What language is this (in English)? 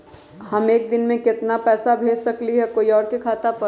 Magahi